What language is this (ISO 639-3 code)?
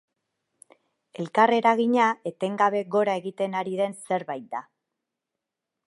eus